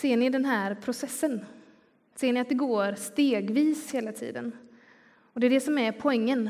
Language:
Swedish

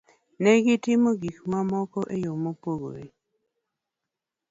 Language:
Luo (Kenya and Tanzania)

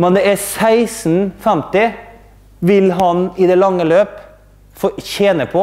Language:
Norwegian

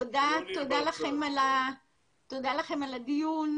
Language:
Hebrew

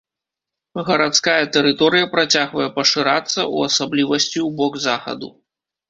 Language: Belarusian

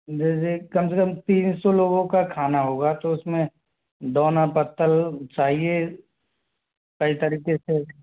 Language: Hindi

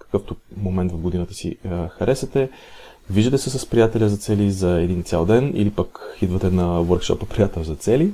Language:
Bulgarian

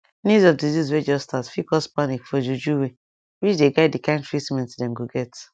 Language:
Nigerian Pidgin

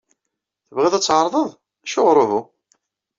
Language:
Kabyle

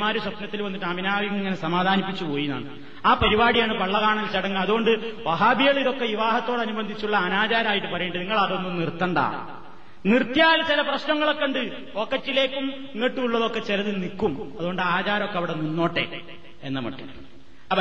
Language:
Malayalam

